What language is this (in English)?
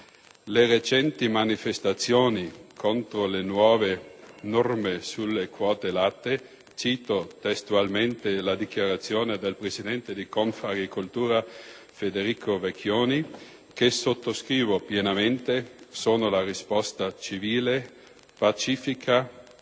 Italian